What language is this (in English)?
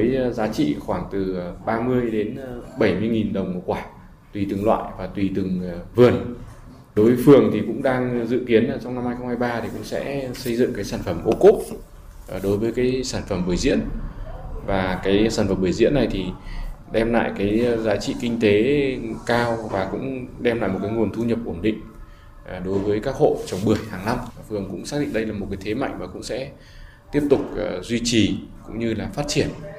Vietnamese